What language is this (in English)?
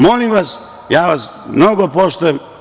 Serbian